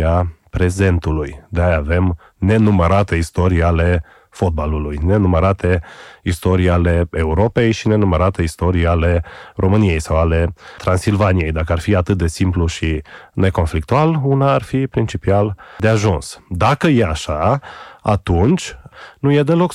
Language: Romanian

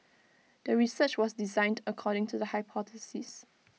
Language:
English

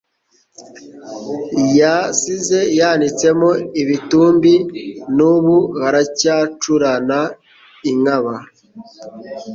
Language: Kinyarwanda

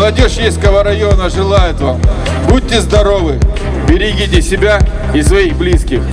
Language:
Russian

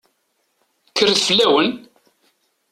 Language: Kabyle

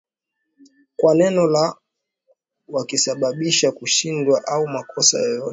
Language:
Swahili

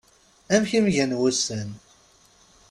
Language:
Kabyle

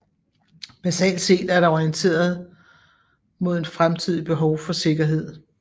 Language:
Danish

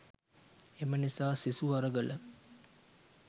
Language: Sinhala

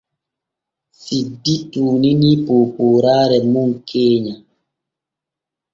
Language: Borgu Fulfulde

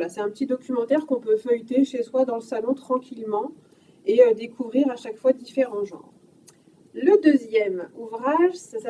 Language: French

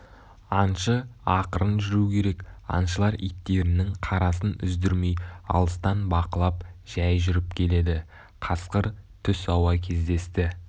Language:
Kazakh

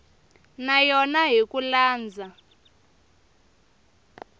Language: Tsonga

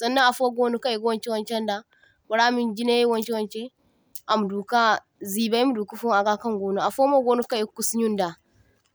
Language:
Zarma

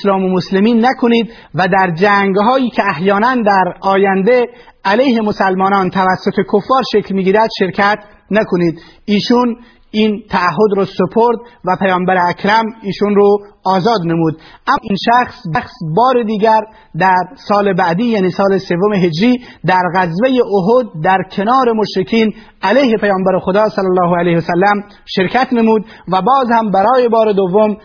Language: Persian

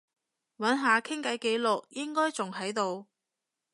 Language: Cantonese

